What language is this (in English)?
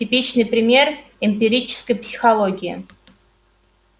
Russian